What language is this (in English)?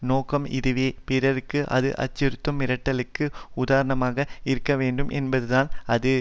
Tamil